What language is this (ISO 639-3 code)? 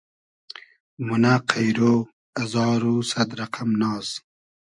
haz